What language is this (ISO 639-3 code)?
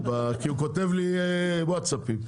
heb